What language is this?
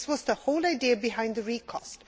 English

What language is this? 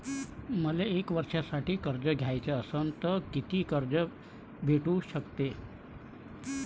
Marathi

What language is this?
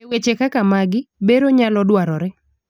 Luo (Kenya and Tanzania)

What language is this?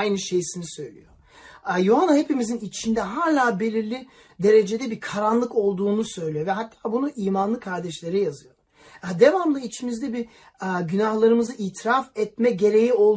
Turkish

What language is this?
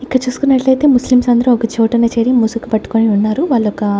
Telugu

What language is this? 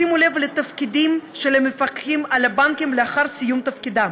Hebrew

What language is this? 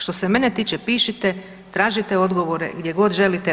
Croatian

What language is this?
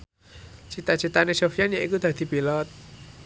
Javanese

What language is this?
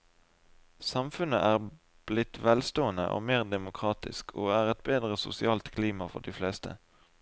Norwegian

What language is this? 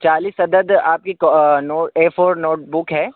Urdu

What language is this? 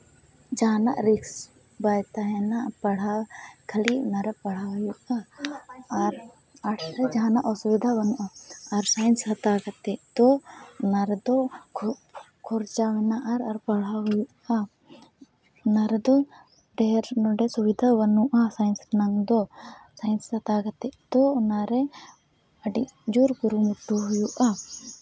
Santali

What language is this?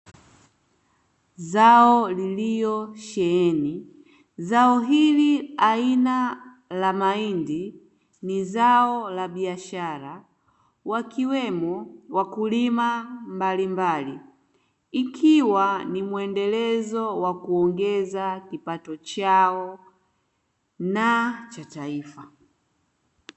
Swahili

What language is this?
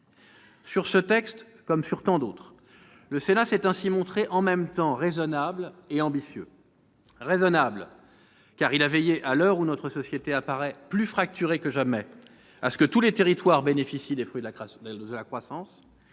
French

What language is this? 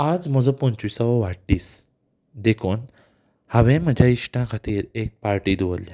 Konkani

